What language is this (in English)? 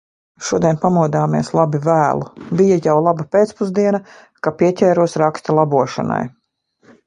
Latvian